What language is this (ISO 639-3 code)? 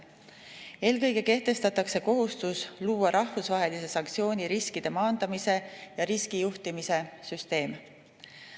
est